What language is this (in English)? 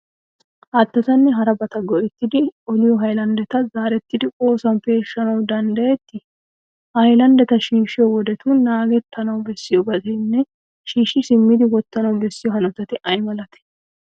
Wolaytta